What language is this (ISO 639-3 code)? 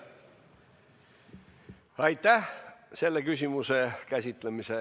est